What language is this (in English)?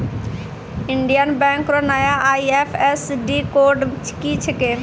Maithili